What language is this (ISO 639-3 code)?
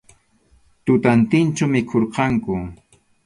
qxu